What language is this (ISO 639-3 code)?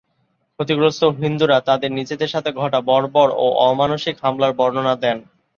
ben